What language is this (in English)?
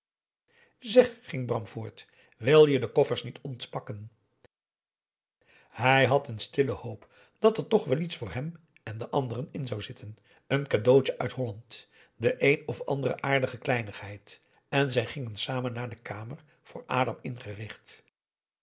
Dutch